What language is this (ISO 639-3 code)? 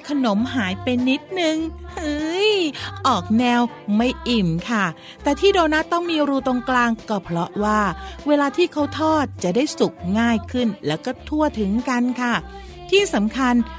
tha